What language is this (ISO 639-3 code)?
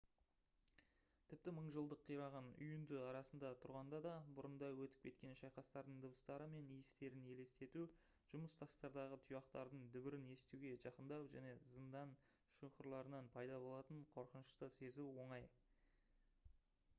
kaz